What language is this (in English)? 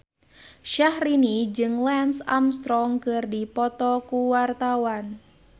Sundanese